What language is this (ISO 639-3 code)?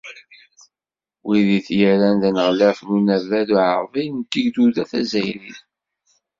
kab